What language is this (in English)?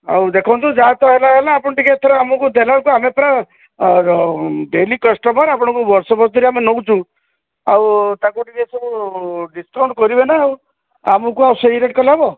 Odia